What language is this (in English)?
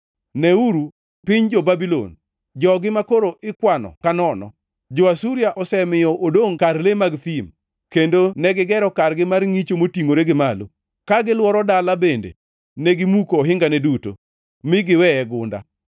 Luo (Kenya and Tanzania)